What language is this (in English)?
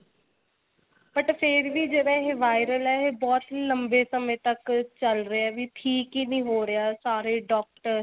Punjabi